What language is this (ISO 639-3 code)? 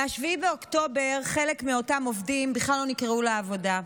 heb